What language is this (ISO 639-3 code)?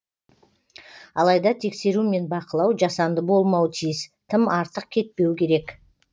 kaz